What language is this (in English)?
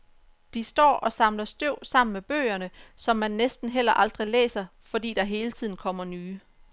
Danish